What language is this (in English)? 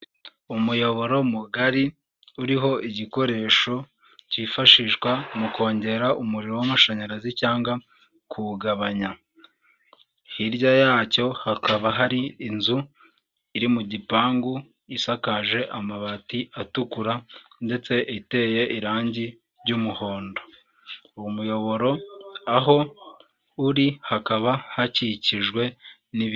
Kinyarwanda